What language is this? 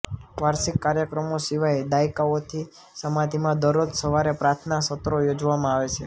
Gujarati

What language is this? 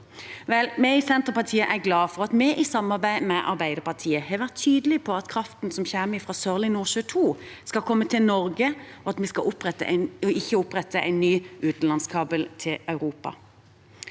Norwegian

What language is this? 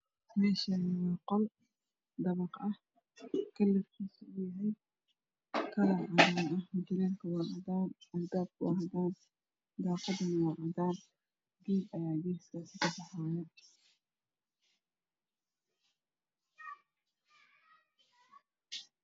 Somali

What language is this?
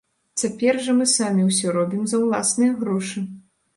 Belarusian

